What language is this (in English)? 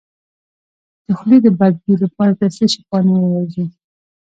Pashto